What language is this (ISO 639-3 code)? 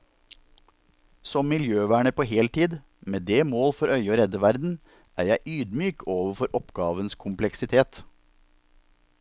nor